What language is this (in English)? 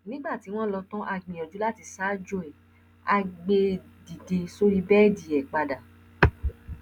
Yoruba